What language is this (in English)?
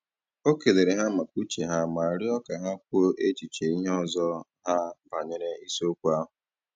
Igbo